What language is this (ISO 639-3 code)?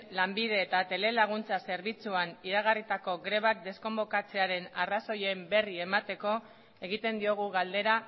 eus